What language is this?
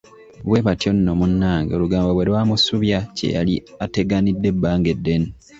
Ganda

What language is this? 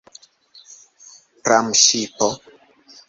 Esperanto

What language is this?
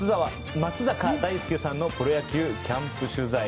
Japanese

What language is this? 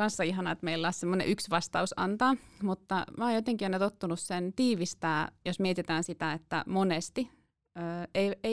Finnish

